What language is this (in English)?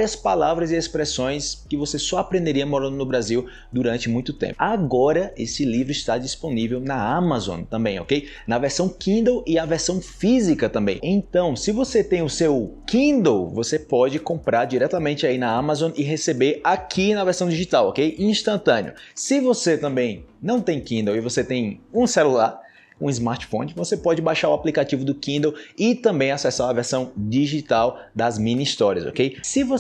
Portuguese